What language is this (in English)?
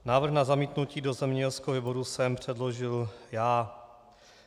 Czech